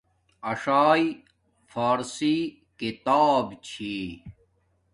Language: Domaaki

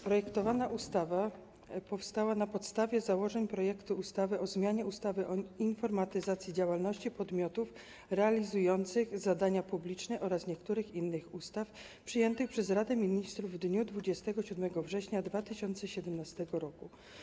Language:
Polish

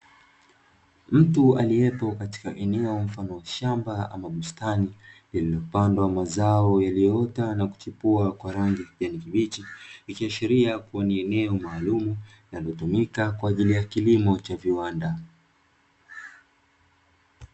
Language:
Swahili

